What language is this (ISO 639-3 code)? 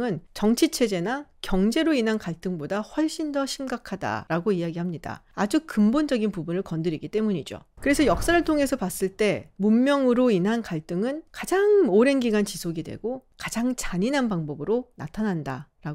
kor